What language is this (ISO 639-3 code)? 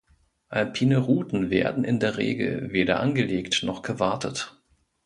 deu